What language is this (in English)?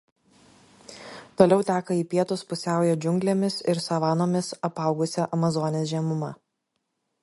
Lithuanian